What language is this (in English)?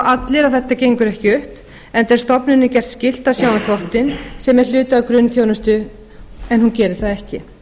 Icelandic